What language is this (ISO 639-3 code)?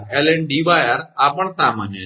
guj